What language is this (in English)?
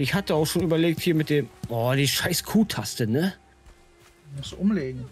German